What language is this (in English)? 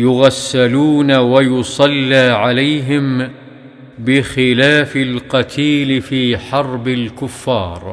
Arabic